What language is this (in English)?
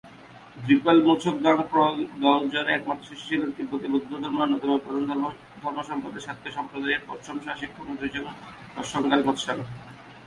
Bangla